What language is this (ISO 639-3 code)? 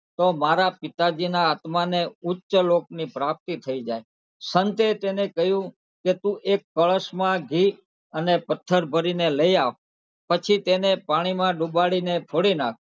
guj